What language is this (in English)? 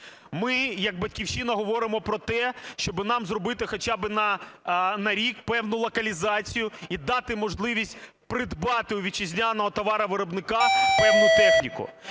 Ukrainian